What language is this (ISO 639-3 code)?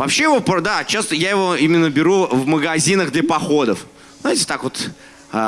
rus